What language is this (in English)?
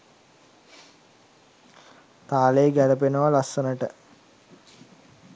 Sinhala